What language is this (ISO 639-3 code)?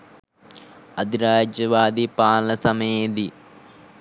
sin